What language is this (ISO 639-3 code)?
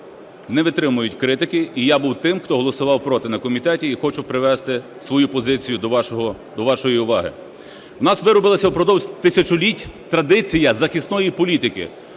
ukr